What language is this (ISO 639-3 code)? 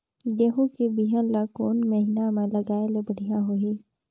hne